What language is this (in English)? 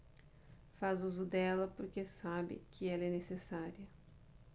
Portuguese